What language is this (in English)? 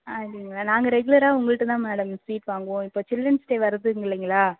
Tamil